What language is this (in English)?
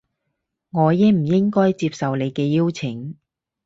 Cantonese